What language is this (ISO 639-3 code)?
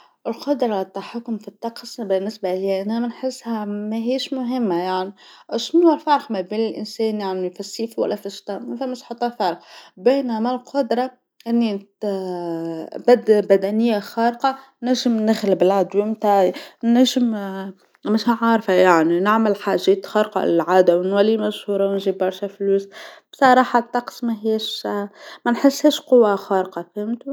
aeb